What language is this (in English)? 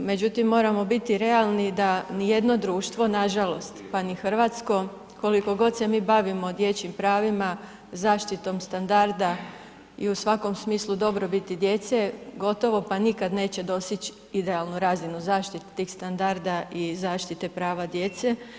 Croatian